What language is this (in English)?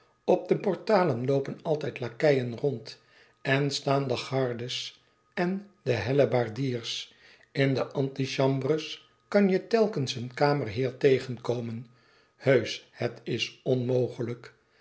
Dutch